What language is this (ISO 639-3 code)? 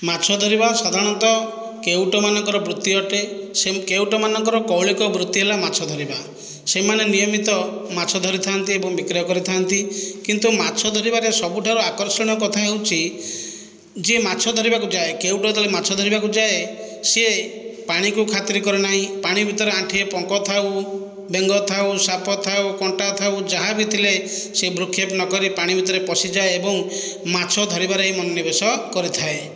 ori